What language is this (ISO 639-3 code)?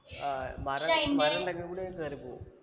mal